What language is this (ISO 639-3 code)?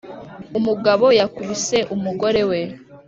kin